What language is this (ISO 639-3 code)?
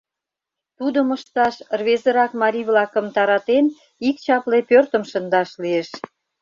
chm